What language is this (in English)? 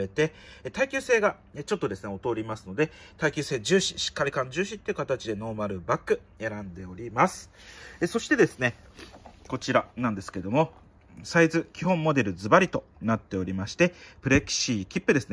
Japanese